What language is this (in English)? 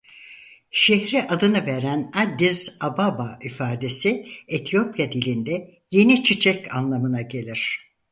Turkish